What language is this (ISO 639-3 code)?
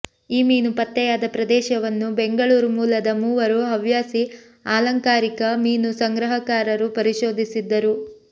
kan